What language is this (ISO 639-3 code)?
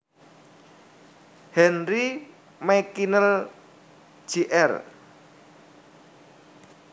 jav